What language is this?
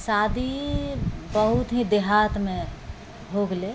Maithili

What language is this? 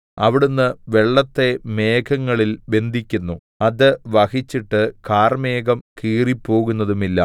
Malayalam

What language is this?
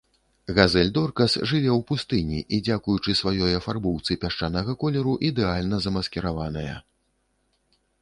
Belarusian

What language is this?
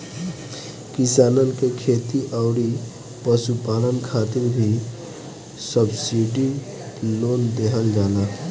Bhojpuri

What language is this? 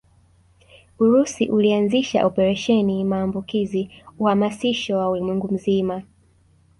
Swahili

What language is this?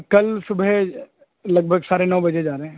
Urdu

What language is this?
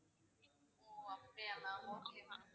Tamil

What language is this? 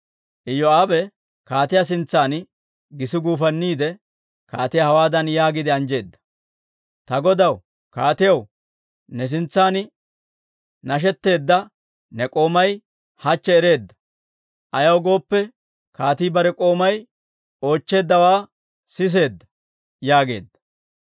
Dawro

